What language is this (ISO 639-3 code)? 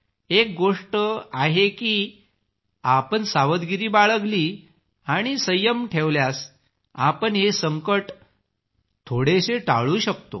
mar